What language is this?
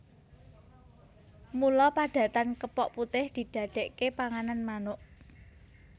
Javanese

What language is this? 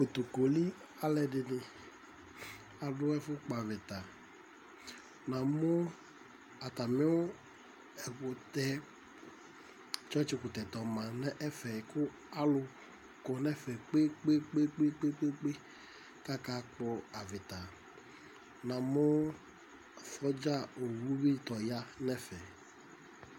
Ikposo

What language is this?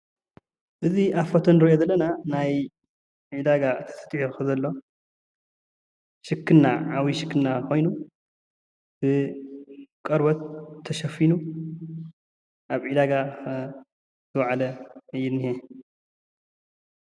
Tigrinya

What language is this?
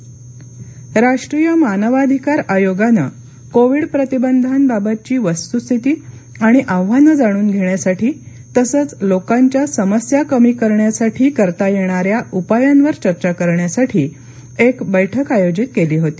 Marathi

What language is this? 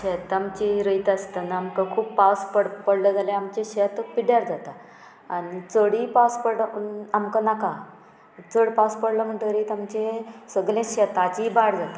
Konkani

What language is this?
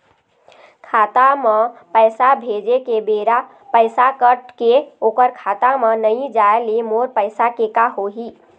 Chhattisgarhi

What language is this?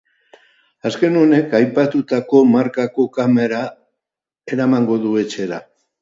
Basque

